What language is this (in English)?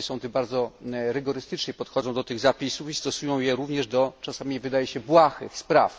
Polish